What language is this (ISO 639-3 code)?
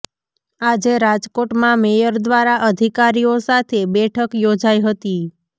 guj